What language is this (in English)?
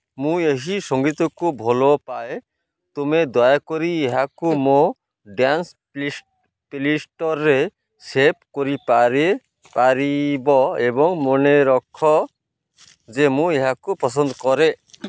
Odia